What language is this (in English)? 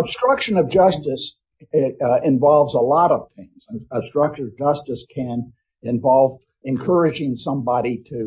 English